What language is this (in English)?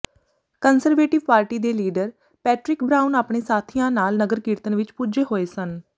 Punjabi